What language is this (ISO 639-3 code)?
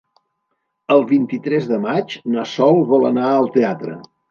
cat